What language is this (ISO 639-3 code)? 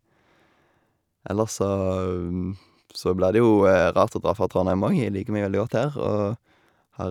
nor